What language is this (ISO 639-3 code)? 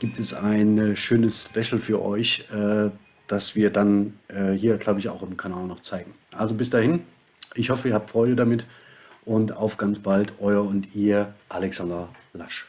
deu